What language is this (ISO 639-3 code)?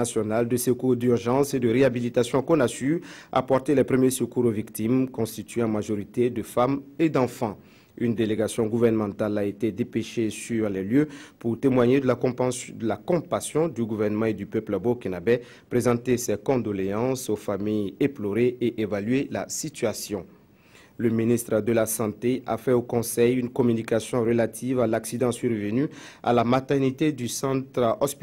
fra